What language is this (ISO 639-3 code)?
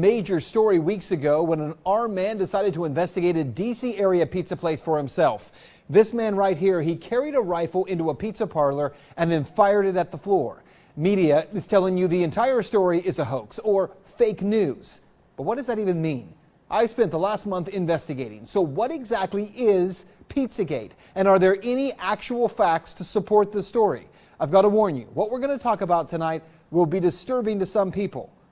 eng